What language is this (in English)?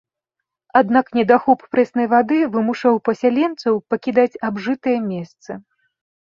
Belarusian